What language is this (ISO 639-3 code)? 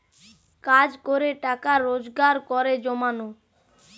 ben